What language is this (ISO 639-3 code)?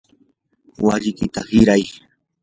qur